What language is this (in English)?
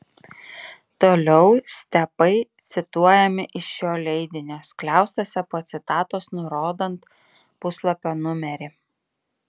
Lithuanian